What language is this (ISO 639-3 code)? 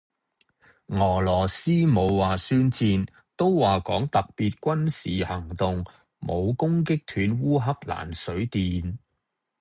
yue